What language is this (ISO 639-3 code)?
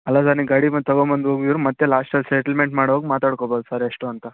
kan